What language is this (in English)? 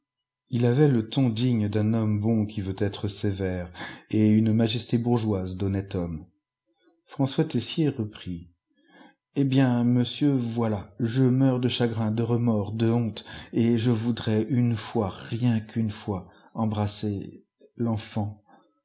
French